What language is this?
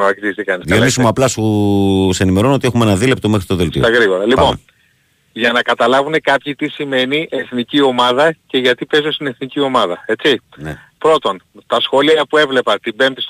Greek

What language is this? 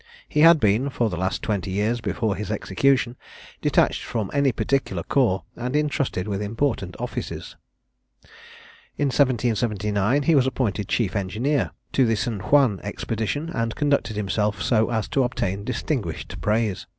English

